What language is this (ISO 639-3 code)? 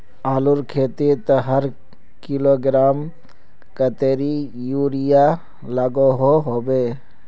mag